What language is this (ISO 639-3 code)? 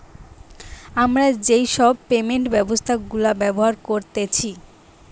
ben